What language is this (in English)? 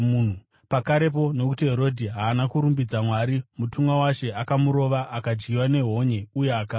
Shona